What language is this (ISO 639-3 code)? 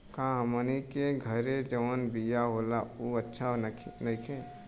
bho